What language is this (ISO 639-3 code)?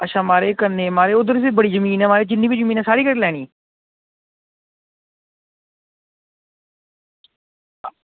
doi